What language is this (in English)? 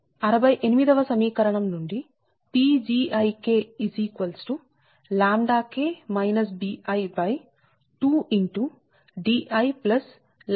Telugu